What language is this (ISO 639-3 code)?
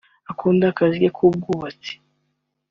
kin